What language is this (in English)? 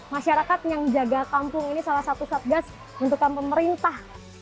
Indonesian